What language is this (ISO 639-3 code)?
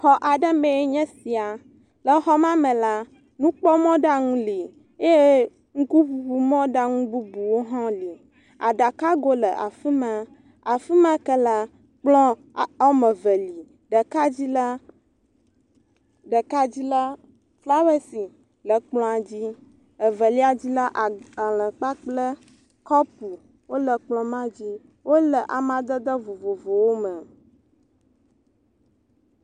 ewe